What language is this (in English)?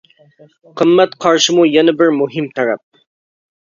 Uyghur